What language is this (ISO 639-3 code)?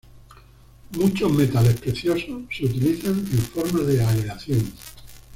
spa